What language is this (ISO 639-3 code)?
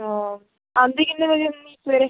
pan